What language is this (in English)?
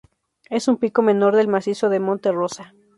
Spanish